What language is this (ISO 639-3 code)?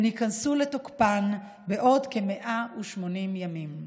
heb